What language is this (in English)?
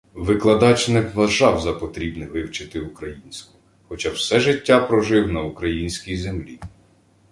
Ukrainian